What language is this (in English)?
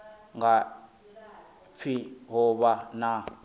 Venda